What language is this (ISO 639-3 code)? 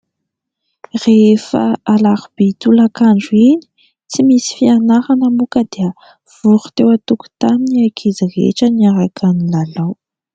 mlg